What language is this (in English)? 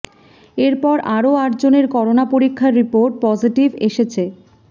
Bangla